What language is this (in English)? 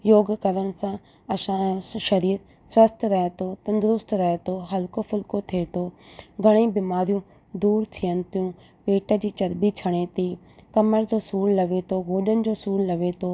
Sindhi